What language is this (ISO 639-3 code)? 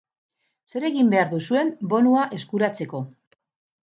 eus